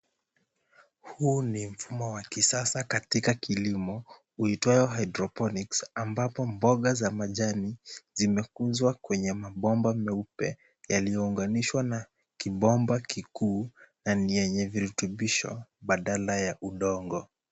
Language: Swahili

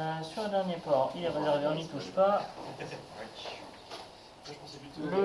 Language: French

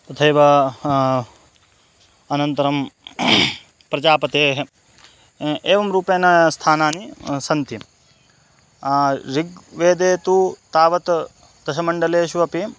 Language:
Sanskrit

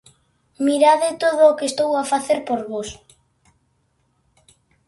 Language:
Galician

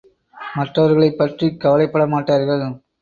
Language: Tamil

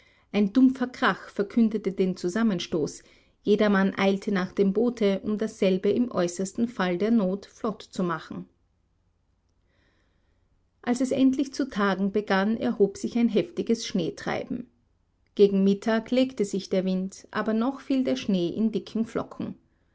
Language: German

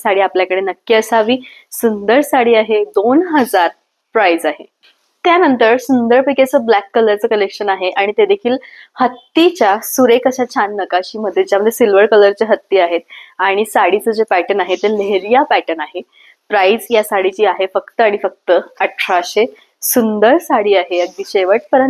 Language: Marathi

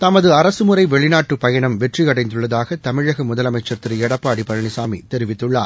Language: Tamil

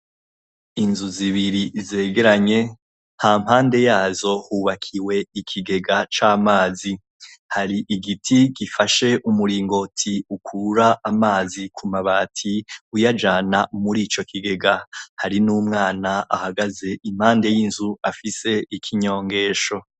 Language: Rundi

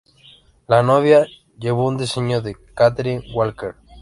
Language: Spanish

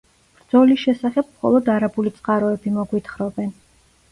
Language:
Georgian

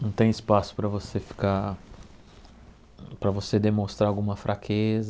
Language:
Portuguese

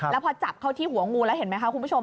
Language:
Thai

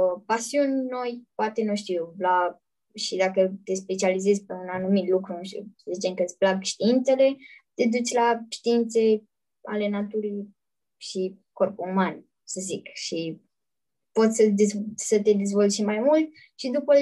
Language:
Romanian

